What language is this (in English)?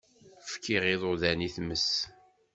Kabyle